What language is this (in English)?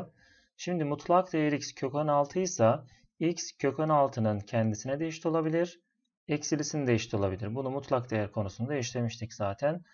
Turkish